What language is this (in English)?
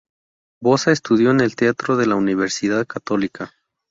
Spanish